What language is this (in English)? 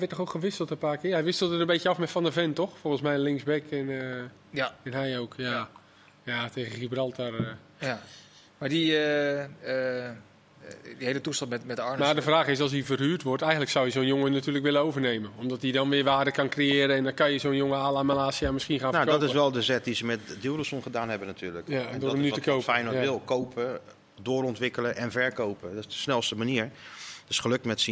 Dutch